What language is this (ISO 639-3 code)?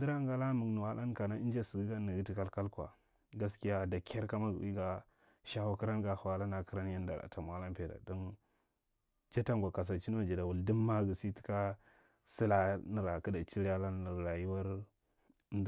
mrt